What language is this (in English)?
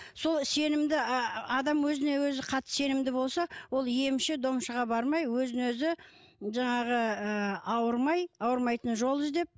Kazakh